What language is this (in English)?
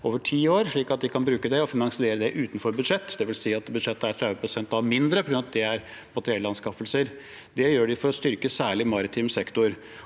Norwegian